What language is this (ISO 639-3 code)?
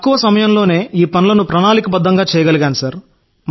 tel